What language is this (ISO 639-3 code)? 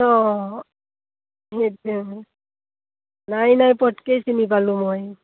asm